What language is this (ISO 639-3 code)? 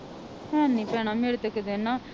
pan